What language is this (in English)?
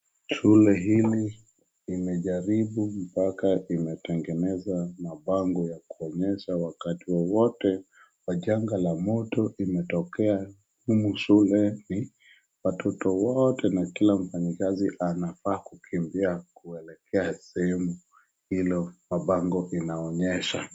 Swahili